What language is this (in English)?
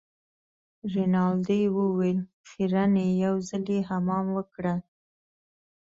Pashto